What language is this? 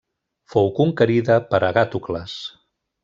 Catalan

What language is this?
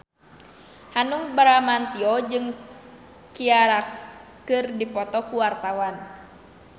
Sundanese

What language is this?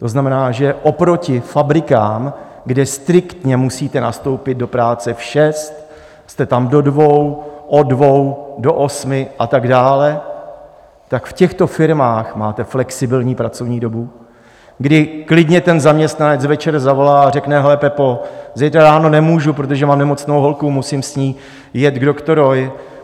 Czech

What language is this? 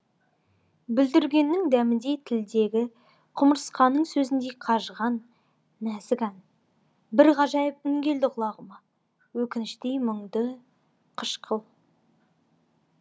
Kazakh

